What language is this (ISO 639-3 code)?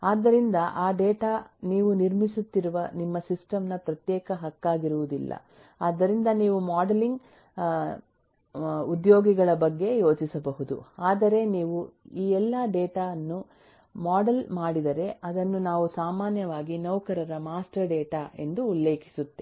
kan